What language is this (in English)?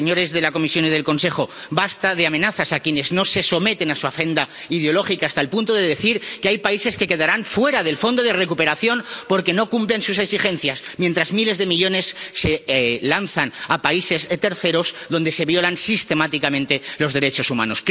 Spanish